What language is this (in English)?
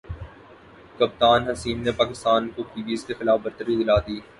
Urdu